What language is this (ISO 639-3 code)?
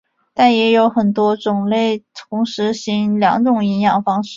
zho